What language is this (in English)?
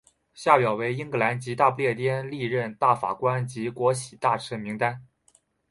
Chinese